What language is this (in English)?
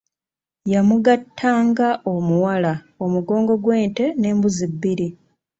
Ganda